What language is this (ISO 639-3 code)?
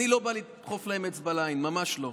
heb